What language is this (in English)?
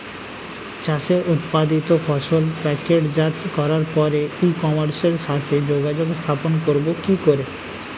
Bangla